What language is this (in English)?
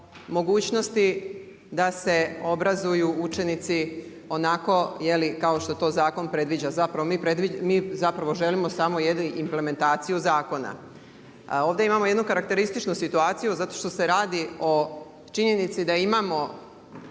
Croatian